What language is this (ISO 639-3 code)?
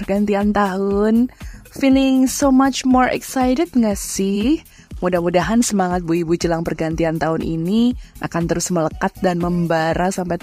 ind